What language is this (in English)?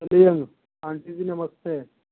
Hindi